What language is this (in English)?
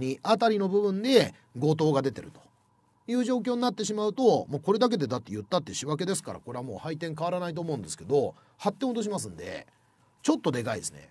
Japanese